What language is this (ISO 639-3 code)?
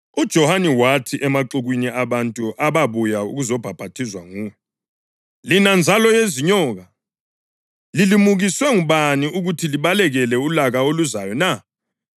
nde